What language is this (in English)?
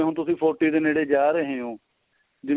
Punjabi